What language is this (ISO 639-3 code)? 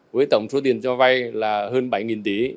vie